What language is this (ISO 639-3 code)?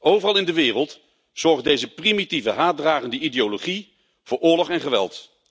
nld